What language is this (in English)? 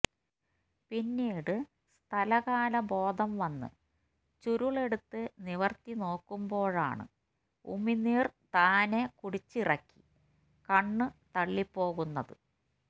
Malayalam